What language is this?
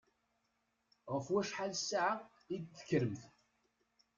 Kabyle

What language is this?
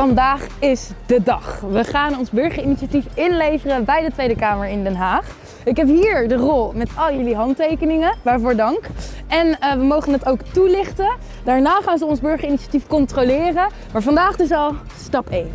Dutch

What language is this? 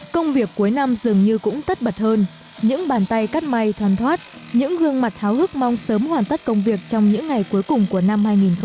Vietnamese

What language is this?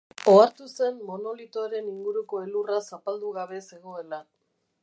Basque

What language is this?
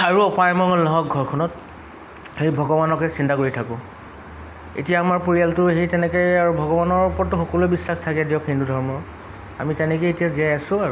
Assamese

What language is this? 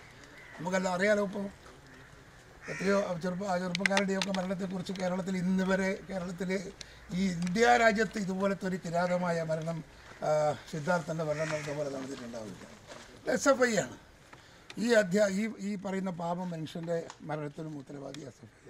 Malayalam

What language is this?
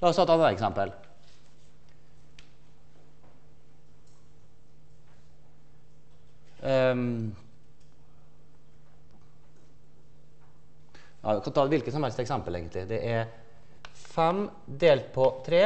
Norwegian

